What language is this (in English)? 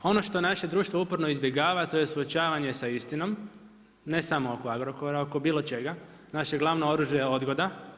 Croatian